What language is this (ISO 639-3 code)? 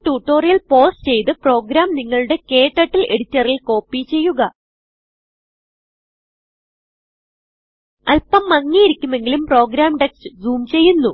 mal